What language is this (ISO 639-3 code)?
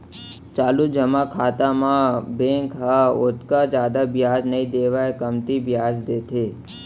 hne